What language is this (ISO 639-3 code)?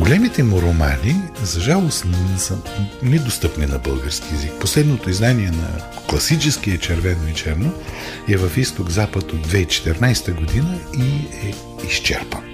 bul